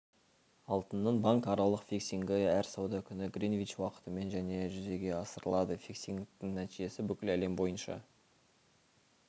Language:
Kazakh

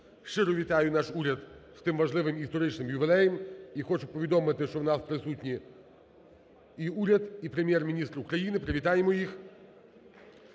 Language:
Ukrainian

